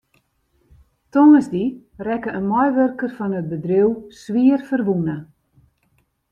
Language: Western Frisian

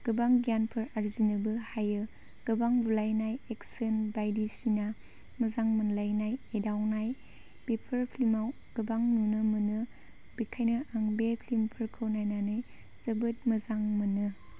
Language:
Bodo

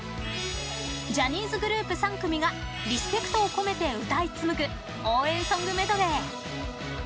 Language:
Japanese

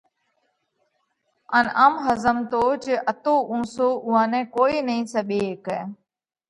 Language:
Parkari Koli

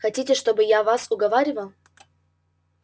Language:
Russian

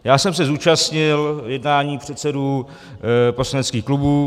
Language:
Czech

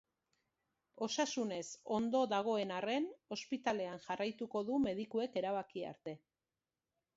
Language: Basque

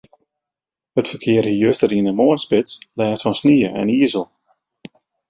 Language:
Western Frisian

